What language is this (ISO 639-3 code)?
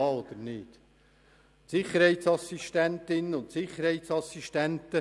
gsw